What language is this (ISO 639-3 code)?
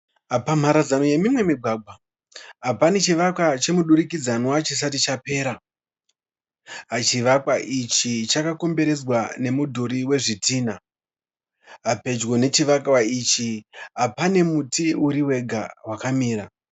sna